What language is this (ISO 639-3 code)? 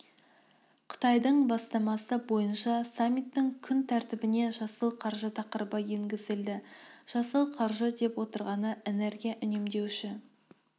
kaz